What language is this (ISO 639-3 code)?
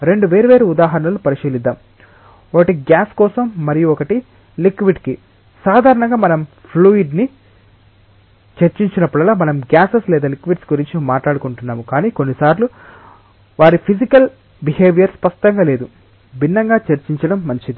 tel